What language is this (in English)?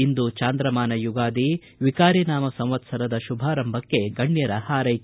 Kannada